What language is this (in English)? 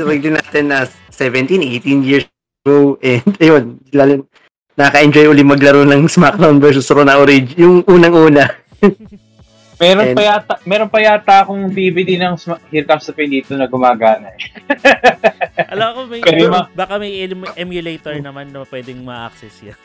Filipino